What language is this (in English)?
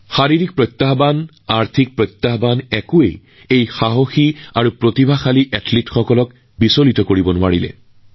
Assamese